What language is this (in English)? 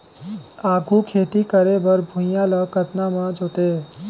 Chhattisgarhi